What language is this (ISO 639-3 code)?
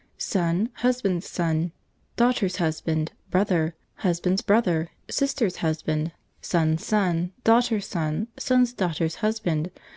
eng